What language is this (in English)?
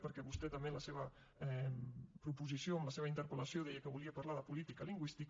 Catalan